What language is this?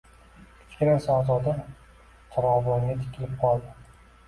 Uzbek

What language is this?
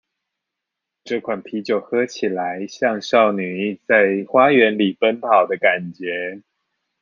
Chinese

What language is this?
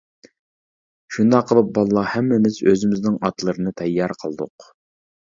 Uyghur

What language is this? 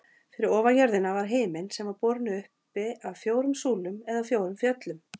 Icelandic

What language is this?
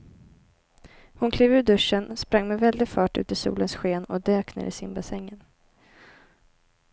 Swedish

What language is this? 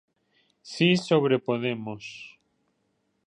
Galician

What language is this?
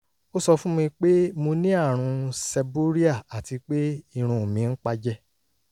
Yoruba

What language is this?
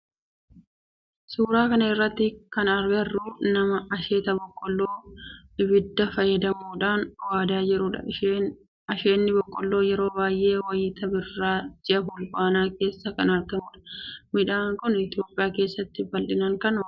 Oromo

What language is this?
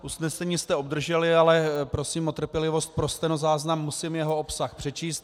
Czech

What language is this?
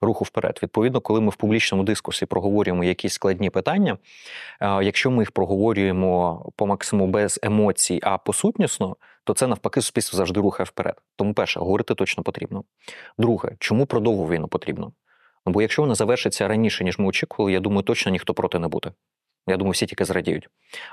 Ukrainian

